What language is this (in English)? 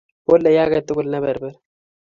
Kalenjin